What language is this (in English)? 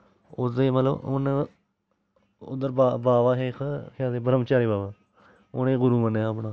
Dogri